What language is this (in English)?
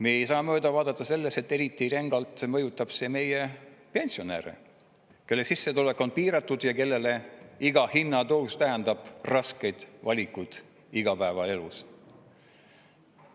Estonian